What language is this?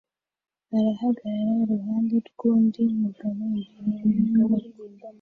Kinyarwanda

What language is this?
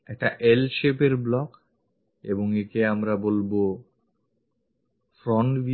Bangla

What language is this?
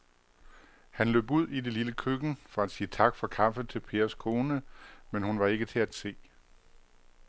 Danish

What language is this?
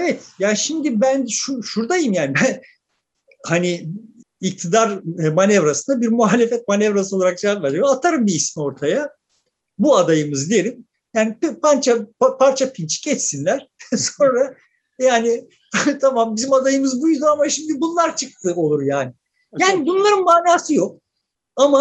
Turkish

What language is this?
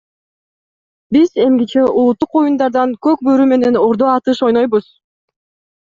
Kyrgyz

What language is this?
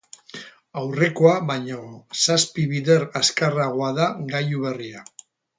Basque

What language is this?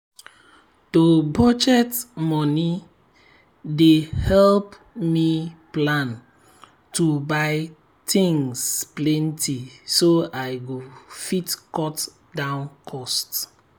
Nigerian Pidgin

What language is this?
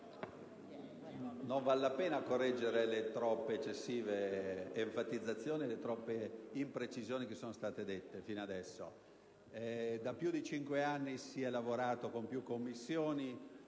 Italian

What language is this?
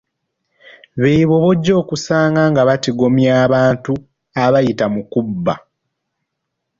Ganda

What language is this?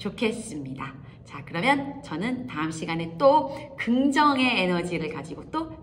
Korean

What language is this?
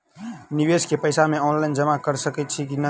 Maithili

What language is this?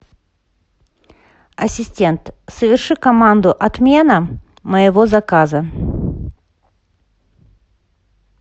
Russian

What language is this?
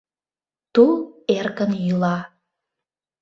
Mari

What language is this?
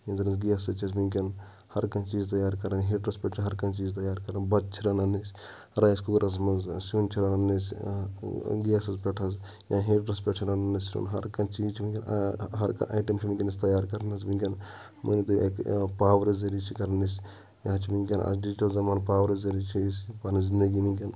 Kashmiri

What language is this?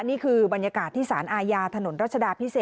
Thai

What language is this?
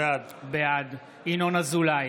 Hebrew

